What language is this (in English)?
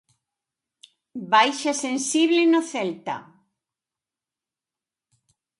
Galician